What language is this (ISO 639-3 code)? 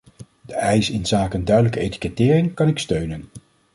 nld